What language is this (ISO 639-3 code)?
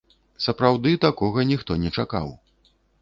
bel